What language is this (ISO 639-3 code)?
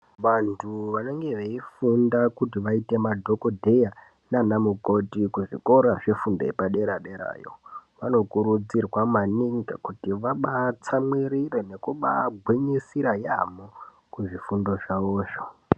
ndc